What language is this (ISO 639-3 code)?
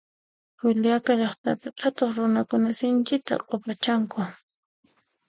qxp